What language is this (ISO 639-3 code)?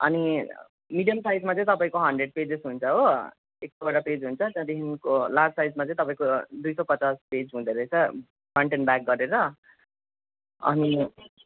nep